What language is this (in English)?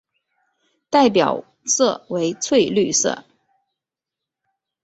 Chinese